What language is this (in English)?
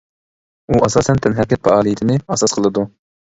Uyghur